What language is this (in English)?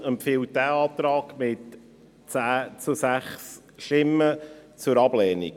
Swiss German